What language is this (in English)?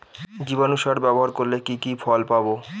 Bangla